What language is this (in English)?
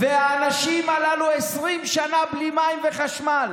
Hebrew